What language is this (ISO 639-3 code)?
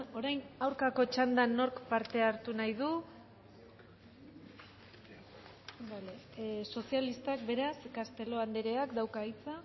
eus